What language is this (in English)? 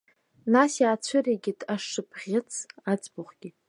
Abkhazian